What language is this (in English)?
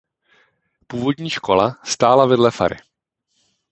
Czech